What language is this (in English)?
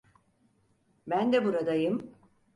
Turkish